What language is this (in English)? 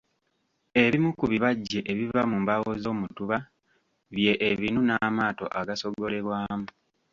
Ganda